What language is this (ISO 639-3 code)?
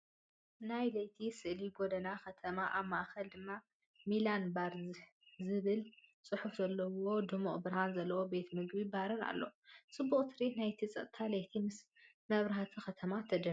tir